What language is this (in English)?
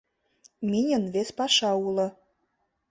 Mari